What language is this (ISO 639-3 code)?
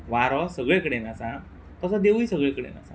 kok